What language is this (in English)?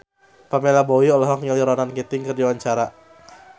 Sundanese